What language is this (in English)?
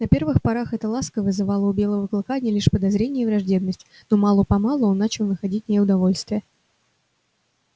Russian